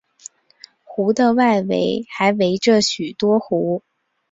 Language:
Chinese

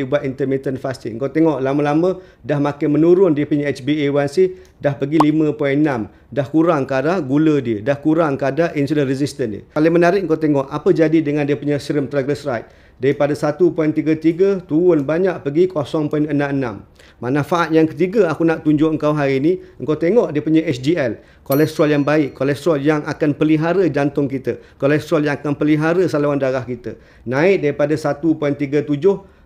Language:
Malay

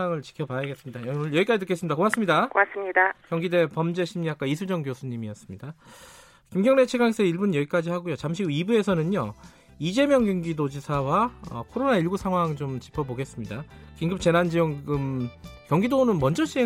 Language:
Korean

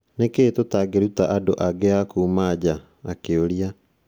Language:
Kikuyu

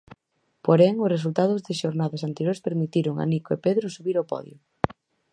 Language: Galician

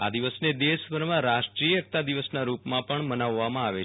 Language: Gujarati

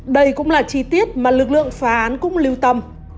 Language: Vietnamese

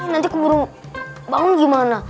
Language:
Indonesian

